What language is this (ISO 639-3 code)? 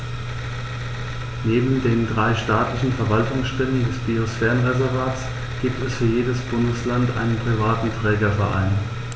deu